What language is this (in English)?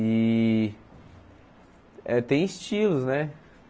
Portuguese